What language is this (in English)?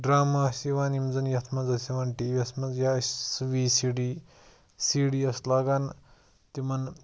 Kashmiri